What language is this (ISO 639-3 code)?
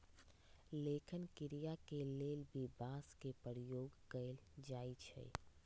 mag